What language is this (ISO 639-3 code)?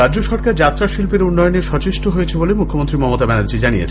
ben